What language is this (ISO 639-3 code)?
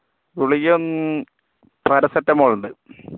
mal